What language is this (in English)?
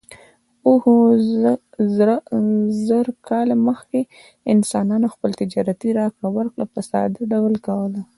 Pashto